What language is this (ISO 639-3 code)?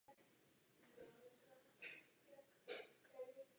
ces